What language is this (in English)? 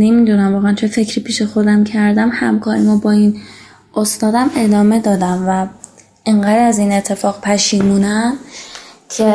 Persian